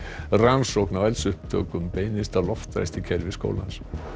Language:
Icelandic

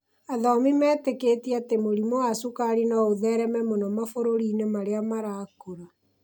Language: Kikuyu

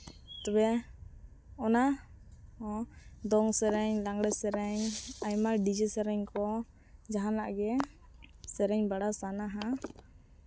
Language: Santali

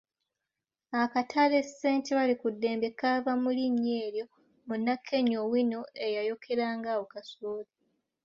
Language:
Ganda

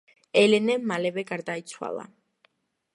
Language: Georgian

